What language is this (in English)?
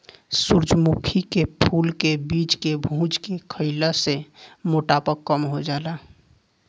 Bhojpuri